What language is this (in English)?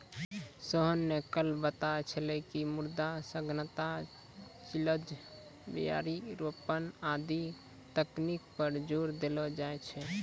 Maithili